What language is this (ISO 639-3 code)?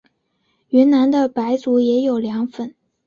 zho